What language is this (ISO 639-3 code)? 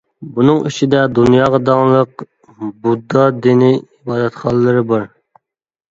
uig